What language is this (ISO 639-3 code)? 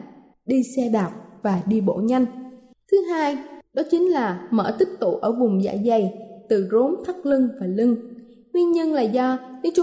vie